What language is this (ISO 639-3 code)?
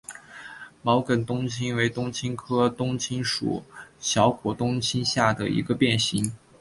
zho